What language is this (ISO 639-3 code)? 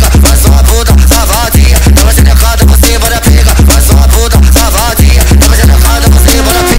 ara